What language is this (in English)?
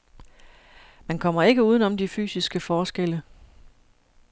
Danish